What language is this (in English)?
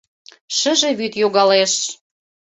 Mari